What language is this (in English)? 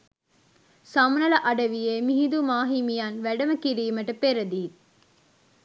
Sinhala